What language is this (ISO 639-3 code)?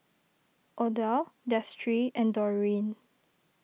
eng